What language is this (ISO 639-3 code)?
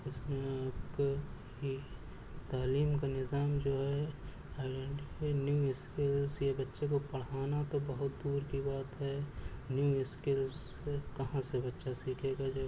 urd